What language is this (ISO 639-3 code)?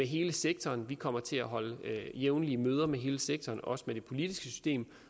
dan